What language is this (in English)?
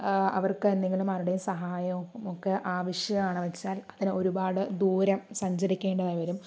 Malayalam